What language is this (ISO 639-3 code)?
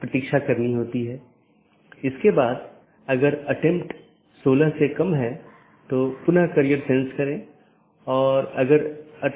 hin